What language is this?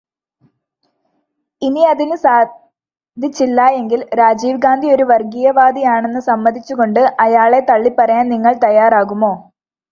Malayalam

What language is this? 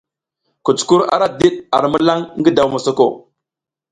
South Giziga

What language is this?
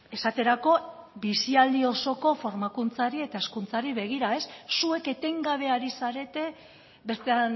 Basque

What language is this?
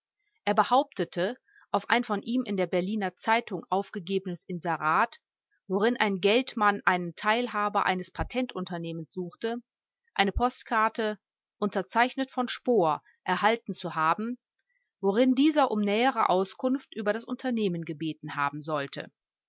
German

